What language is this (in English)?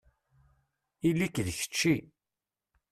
Kabyle